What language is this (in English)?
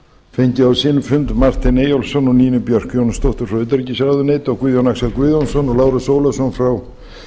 Icelandic